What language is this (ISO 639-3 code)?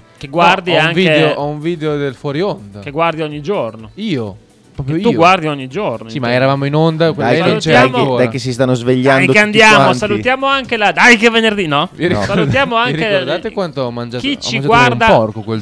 ita